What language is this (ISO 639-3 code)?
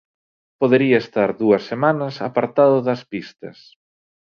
glg